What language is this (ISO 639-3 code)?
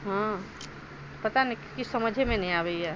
mai